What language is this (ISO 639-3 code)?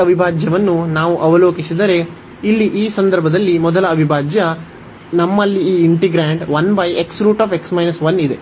kan